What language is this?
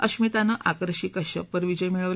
Marathi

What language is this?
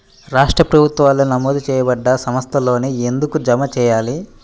Telugu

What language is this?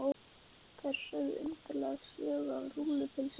Icelandic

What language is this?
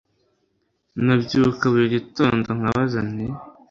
Kinyarwanda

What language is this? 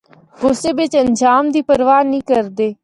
Northern Hindko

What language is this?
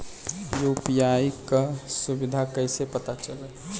Bhojpuri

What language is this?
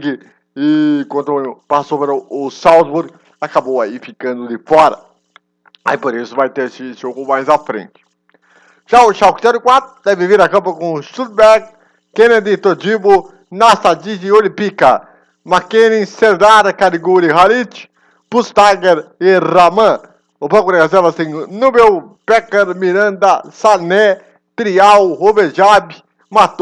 Portuguese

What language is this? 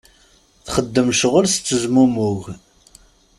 Kabyle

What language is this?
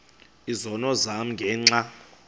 Xhosa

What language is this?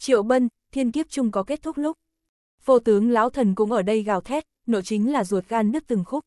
Vietnamese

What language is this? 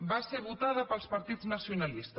Catalan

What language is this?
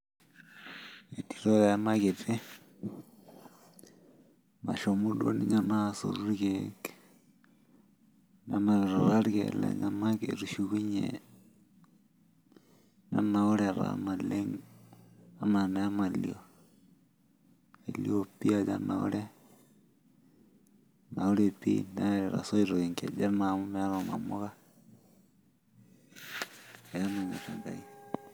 Masai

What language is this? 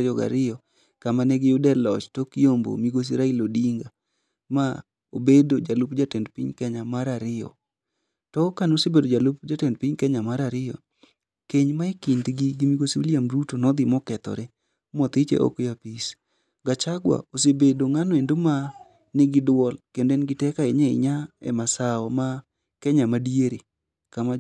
Luo (Kenya and Tanzania)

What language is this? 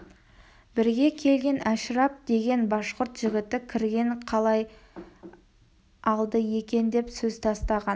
Kazakh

